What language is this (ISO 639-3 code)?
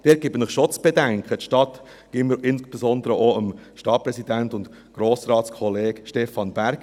gsw